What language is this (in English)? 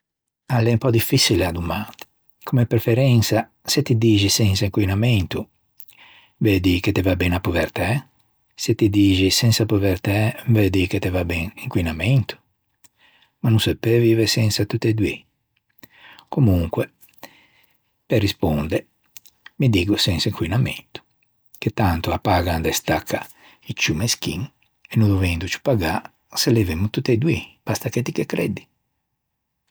Ligurian